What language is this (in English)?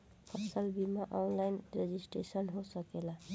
Bhojpuri